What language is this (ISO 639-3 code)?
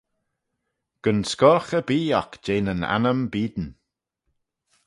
glv